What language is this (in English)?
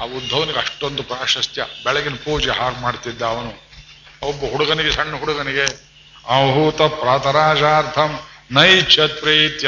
Kannada